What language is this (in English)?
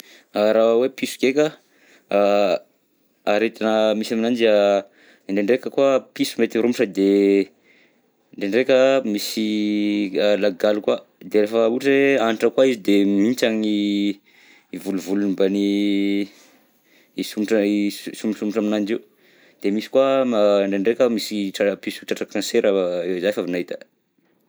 Southern Betsimisaraka Malagasy